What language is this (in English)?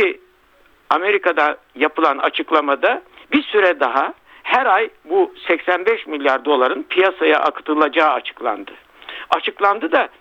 Turkish